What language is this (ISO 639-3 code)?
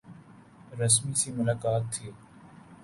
urd